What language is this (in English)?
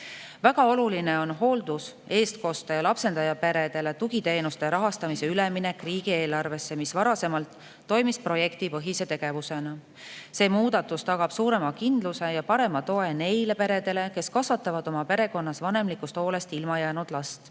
Estonian